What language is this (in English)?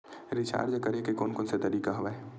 Chhattisgarhi